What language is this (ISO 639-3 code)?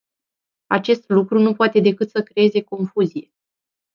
ron